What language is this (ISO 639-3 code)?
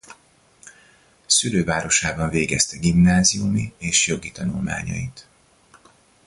hun